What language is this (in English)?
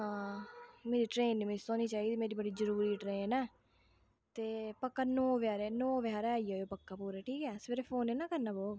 Dogri